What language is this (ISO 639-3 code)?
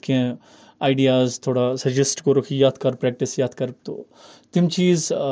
urd